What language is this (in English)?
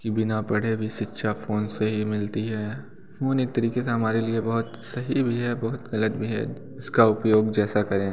Hindi